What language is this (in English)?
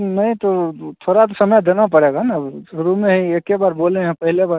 Hindi